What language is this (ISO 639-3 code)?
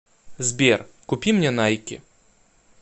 rus